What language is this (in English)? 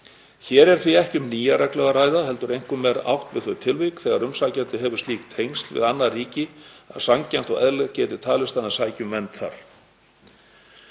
Icelandic